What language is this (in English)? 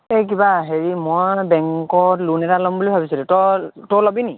Assamese